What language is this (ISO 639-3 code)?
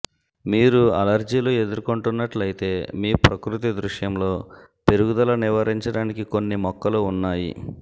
tel